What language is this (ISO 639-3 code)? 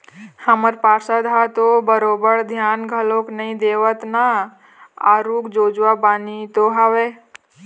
hne